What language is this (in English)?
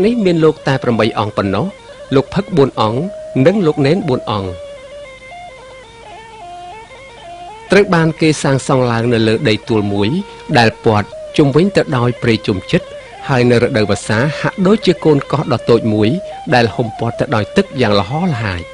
Thai